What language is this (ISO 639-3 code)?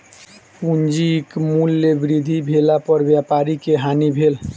mai